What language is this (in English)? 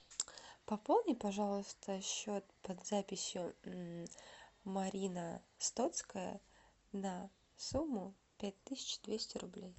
Russian